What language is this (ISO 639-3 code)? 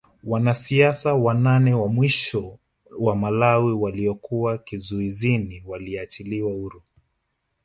swa